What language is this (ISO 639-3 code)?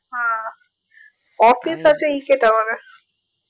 ben